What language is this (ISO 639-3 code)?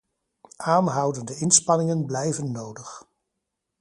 nld